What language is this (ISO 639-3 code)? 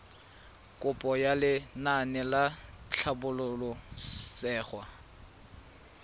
tsn